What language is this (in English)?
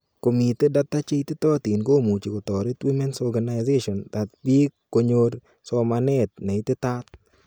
Kalenjin